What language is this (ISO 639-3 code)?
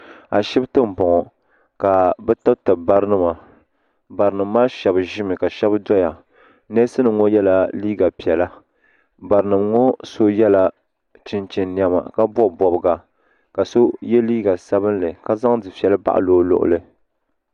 dag